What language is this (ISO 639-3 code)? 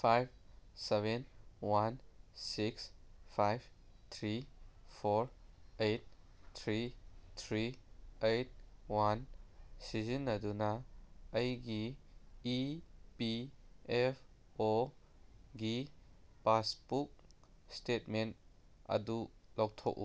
mni